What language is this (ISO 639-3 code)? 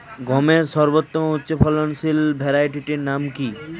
ben